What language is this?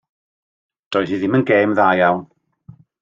Welsh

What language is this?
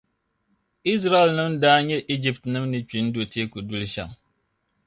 Dagbani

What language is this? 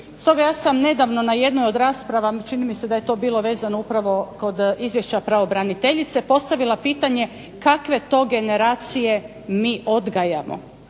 Croatian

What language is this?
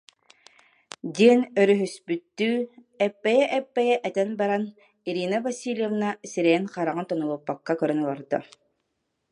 Yakut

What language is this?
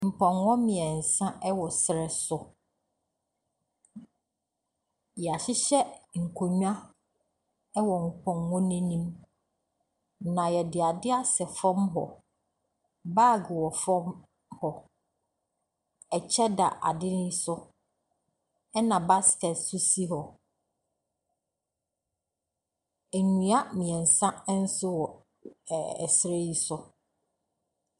Akan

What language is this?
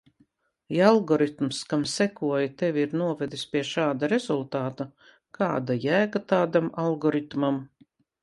Latvian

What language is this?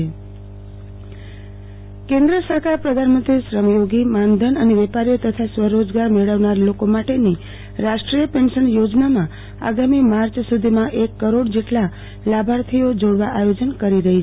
Gujarati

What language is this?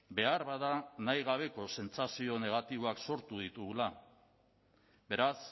Basque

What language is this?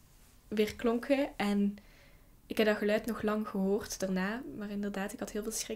Dutch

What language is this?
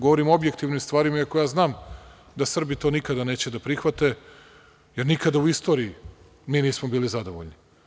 Serbian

